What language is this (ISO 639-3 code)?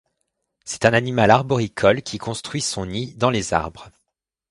fra